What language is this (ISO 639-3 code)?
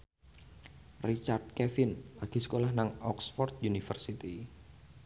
jav